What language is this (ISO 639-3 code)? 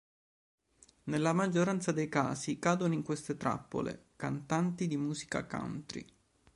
ita